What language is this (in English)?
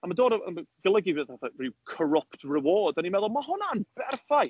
Welsh